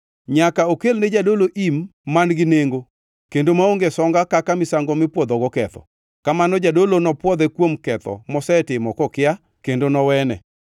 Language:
Luo (Kenya and Tanzania)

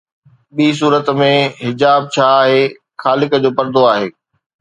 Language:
Sindhi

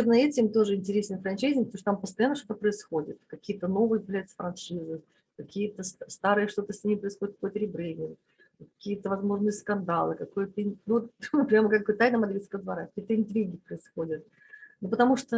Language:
Russian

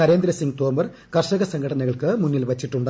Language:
Malayalam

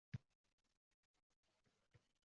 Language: Uzbek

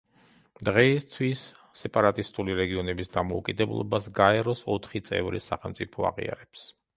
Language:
Georgian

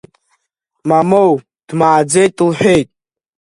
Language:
Abkhazian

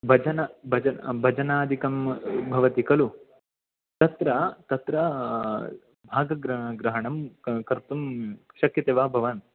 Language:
Sanskrit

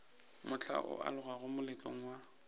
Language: Northern Sotho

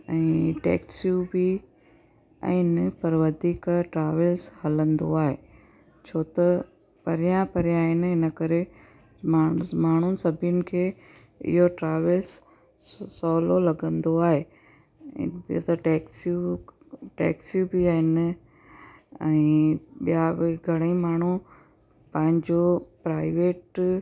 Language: Sindhi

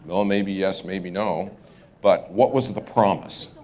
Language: English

